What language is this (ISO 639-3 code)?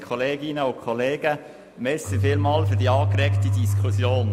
gsw